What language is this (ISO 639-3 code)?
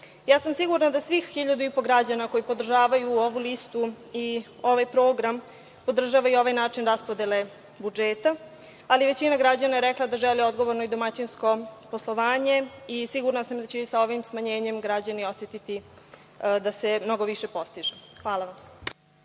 srp